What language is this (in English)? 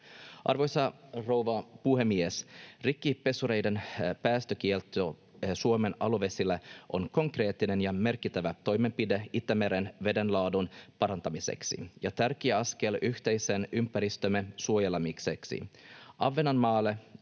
Finnish